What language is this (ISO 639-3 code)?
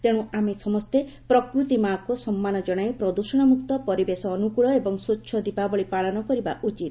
ori